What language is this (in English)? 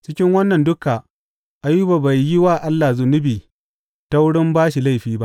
Hausa